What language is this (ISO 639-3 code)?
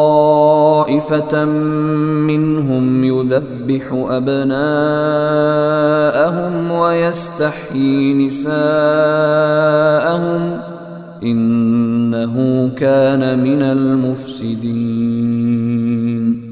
swa